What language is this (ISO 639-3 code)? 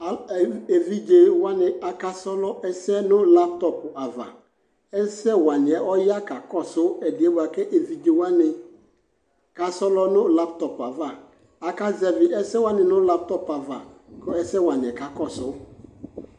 kpo